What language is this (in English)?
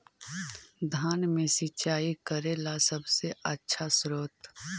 Magahi